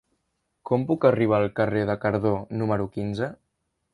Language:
Catalan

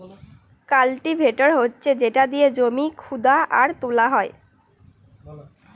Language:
Bangla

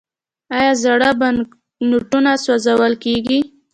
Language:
Pashto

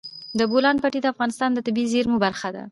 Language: Pashto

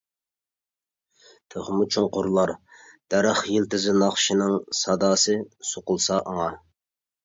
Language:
Uyghur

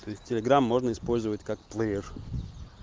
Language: Russian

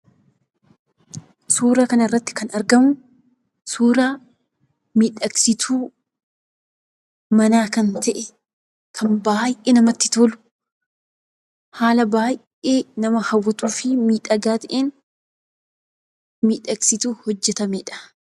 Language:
Oromo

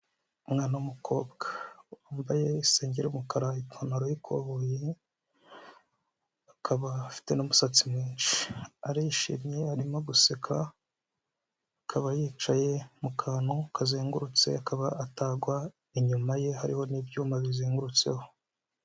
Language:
Kinyarwanda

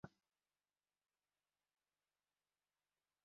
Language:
Uzbek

